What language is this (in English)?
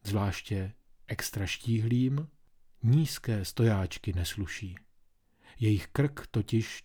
Czech